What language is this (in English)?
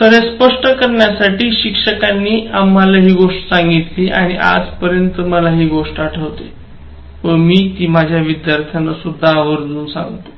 Marathi